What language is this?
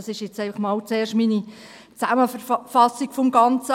Swiss German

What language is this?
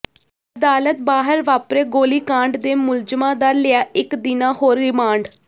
Punjabi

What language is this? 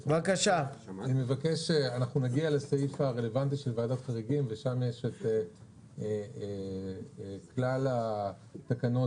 Hebrew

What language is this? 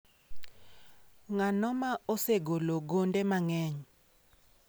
Luo (Kenya and Tanzania)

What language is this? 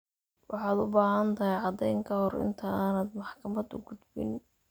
Somali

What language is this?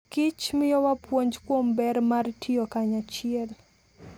Luo (Kenya and Tanzania)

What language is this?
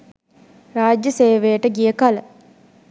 Sinhala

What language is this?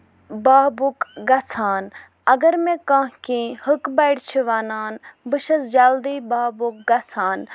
Kashmiri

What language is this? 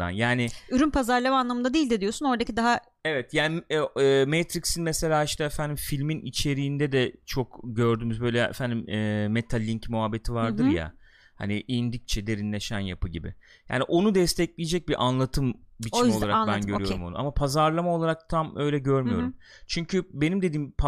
Turkish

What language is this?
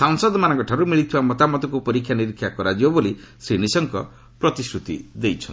Odia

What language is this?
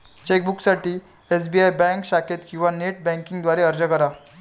Marathi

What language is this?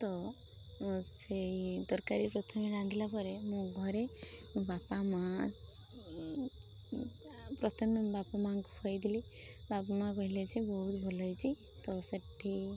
Odia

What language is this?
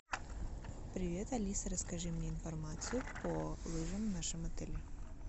Russian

